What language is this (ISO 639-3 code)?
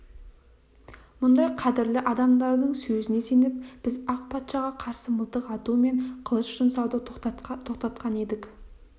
kaz